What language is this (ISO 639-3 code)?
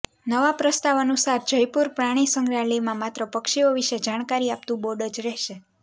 guj